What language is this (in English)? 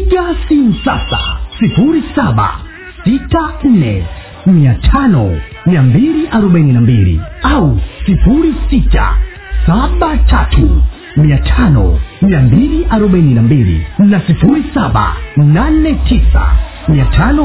Swahili